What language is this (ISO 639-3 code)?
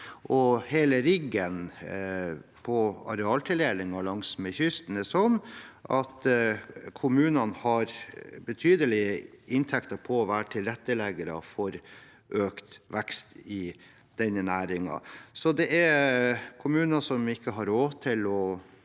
nor